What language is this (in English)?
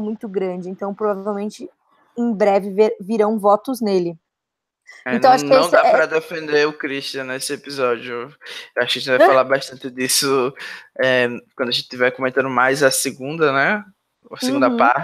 Portuguese